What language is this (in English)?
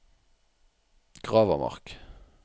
Norwegian